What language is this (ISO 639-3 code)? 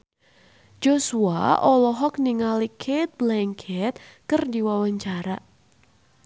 sun